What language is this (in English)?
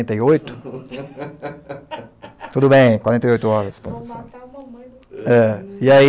Portuguese